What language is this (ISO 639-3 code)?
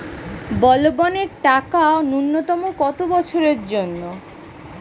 ben